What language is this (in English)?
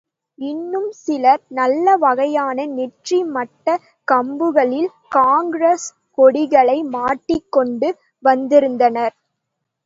Tamil